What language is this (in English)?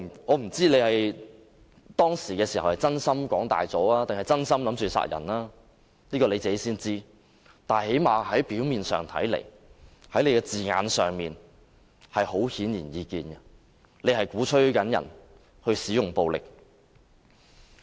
Cantonese